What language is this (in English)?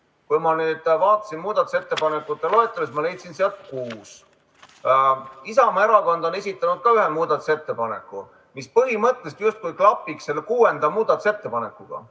Estonian